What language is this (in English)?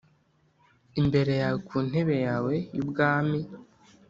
Kinyarwanda